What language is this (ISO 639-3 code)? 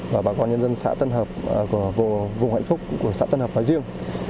vie